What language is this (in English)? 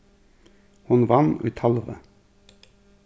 Faroese